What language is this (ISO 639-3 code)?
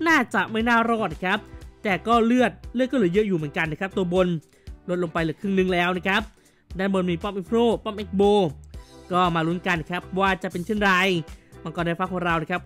tha